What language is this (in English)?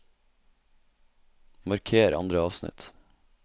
Norwegian